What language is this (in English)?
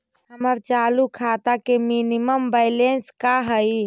Magahi